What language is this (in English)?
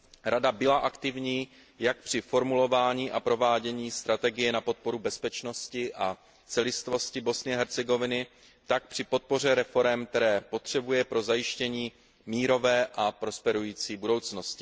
Czech